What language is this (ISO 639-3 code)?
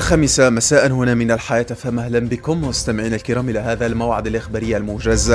ara